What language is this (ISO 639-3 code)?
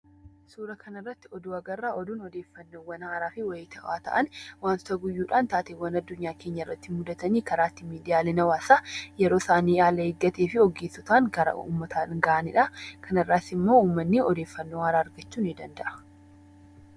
orm